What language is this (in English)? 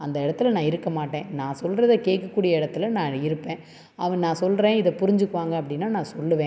Tamil